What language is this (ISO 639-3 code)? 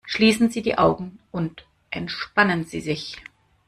deu